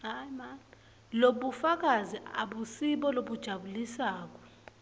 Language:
Swati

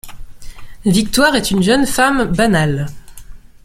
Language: French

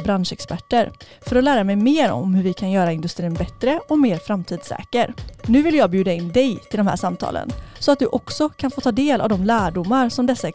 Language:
Swedish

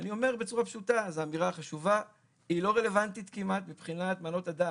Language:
Hebrew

